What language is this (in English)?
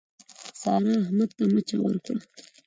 Pashto